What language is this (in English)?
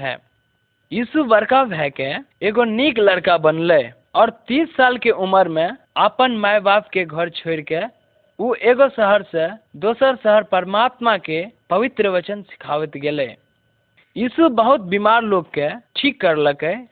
Hindi